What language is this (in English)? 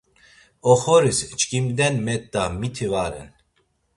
Laz